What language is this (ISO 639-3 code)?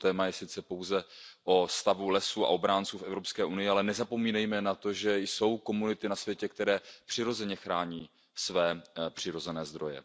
ces